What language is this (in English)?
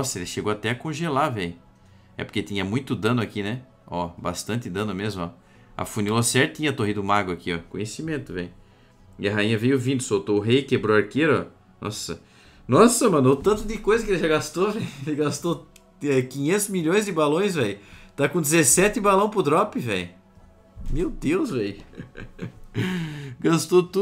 Portuguese